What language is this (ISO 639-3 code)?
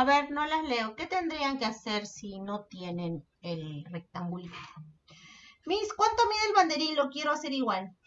spa